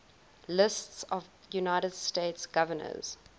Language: English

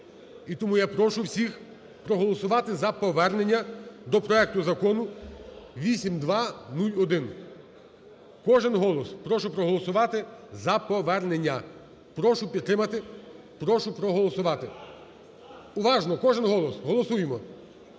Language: Ukrainian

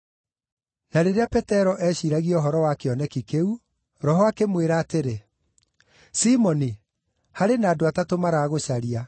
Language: Kikuyu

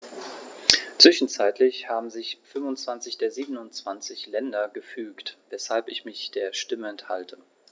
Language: German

